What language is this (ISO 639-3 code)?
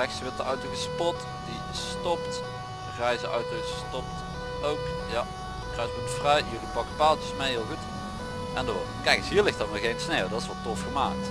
nld